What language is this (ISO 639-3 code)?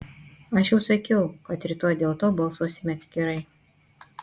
lit